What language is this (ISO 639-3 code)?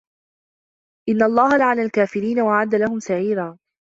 ara